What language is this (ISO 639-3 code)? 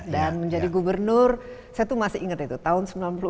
ind